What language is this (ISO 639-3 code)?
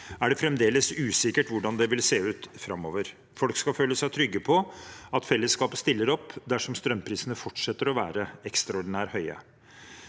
nor